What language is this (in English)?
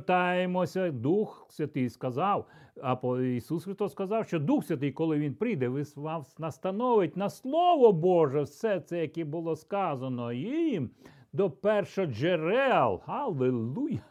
Ukrainian